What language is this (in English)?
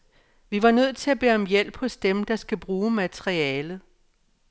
Danish